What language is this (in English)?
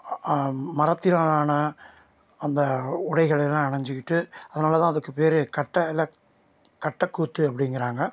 Tamil